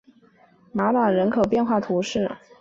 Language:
Chinese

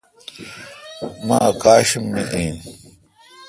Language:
Kalkoti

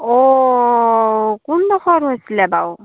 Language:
Assamese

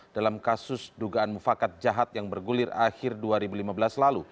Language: Indonesian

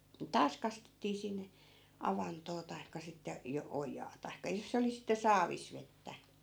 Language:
Finnish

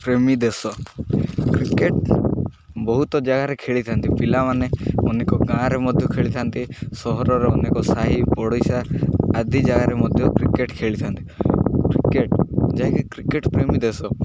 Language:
Odia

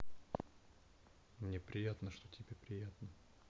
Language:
Russian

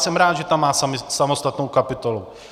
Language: Czech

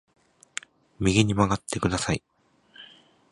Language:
Japanese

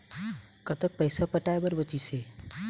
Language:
Chhattisgarhi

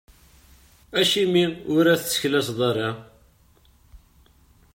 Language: Kabyle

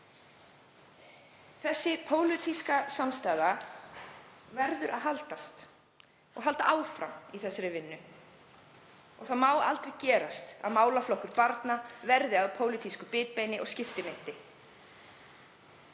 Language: Icelandic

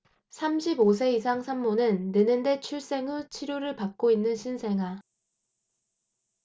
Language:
Korean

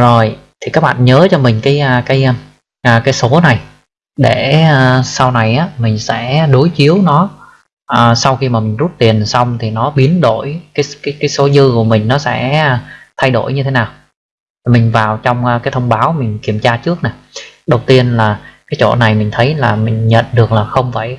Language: Vietnamese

